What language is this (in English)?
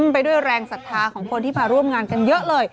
Thai